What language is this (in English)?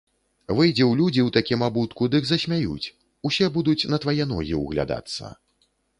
Belarusian